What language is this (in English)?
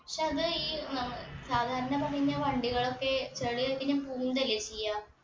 Malayalam